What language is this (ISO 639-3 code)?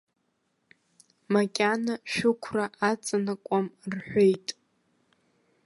abk